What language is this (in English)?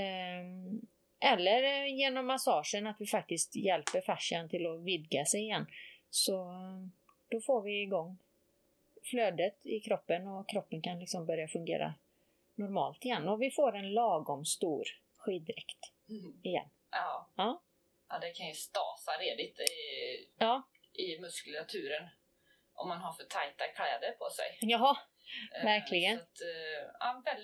Swedish